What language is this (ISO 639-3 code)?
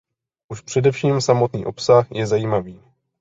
ces